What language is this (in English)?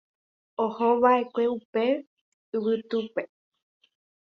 Guarani